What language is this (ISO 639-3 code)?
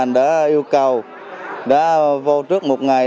vie